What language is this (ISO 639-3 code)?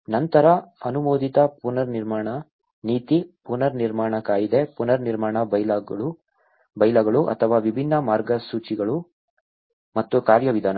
kan